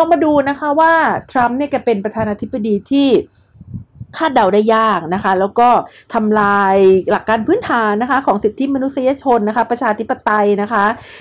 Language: Thai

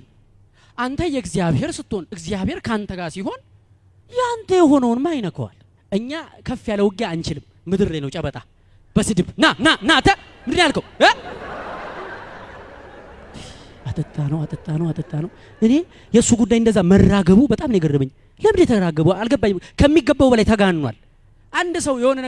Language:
Amharic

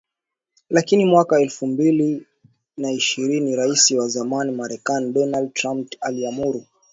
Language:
Swahili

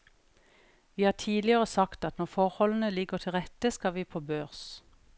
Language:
Norwegian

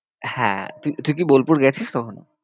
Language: Bangla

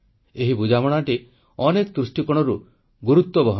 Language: Odia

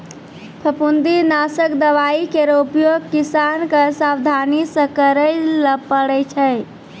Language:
Maithili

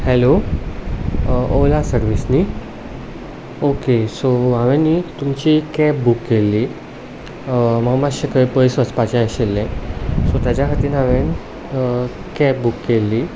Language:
Konkani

